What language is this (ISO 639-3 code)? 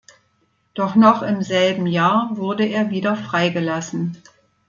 deu